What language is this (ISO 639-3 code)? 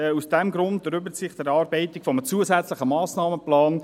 gsw